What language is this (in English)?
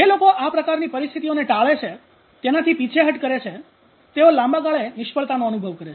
Gujarati